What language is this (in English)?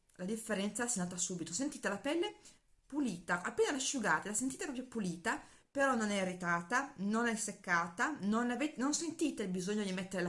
Italian